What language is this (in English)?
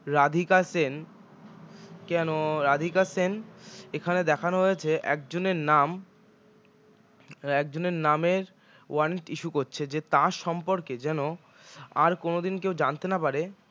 Bangla